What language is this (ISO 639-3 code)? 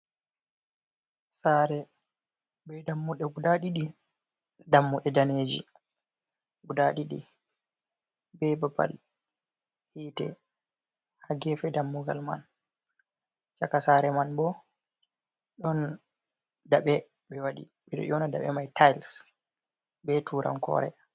ful